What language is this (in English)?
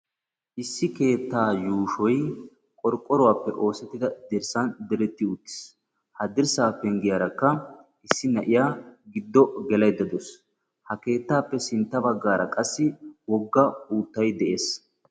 Wolaytta